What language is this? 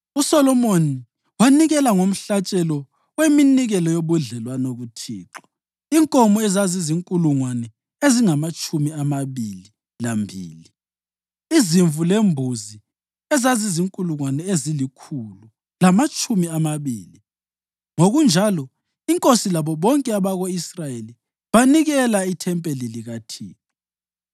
North Ndebele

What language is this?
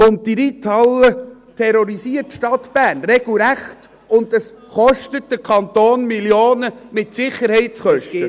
Swiss German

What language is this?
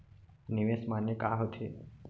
Chhattisgarhi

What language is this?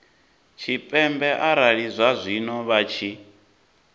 Venda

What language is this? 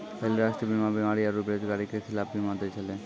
Maithili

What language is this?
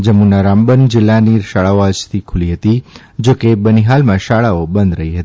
Gujarati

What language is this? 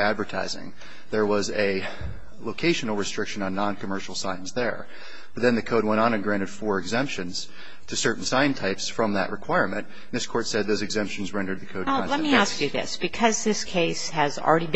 English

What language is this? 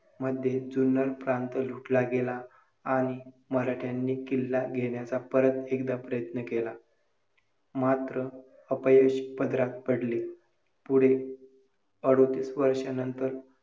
Marathi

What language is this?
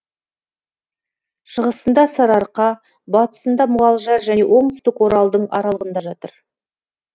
Kazakh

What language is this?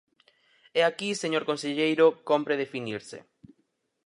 Galician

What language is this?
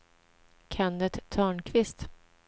Swedish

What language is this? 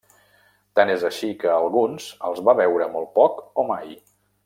Catalan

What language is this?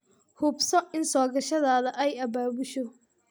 Somali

